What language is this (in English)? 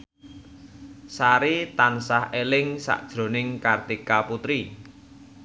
Javanese